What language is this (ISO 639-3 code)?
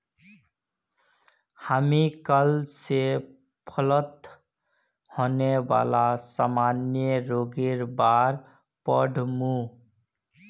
mag